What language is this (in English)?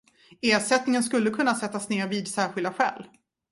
Swedish